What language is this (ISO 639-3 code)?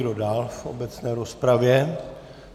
ces